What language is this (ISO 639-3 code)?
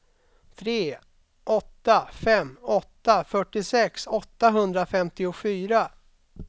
swe